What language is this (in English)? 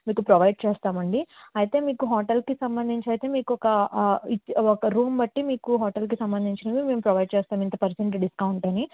Telugu